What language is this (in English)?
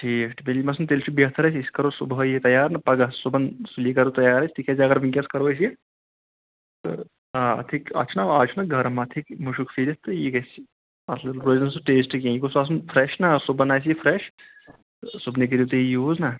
Kashmiri